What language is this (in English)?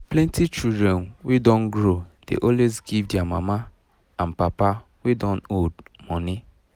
Nigerian Pidgin